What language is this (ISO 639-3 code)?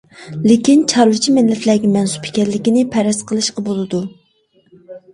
uig